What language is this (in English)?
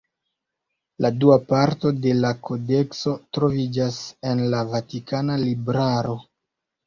Esperanto